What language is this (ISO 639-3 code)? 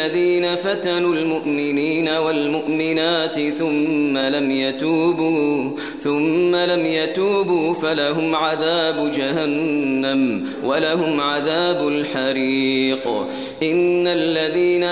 ara